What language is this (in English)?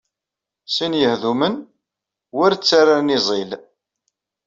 Kabyle